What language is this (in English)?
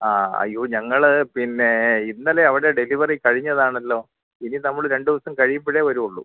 Malayalam